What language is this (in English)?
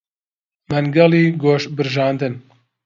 Central Kurdish